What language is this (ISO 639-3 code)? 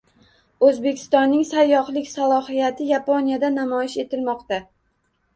uzb